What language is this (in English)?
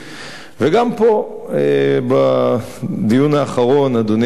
Hebrew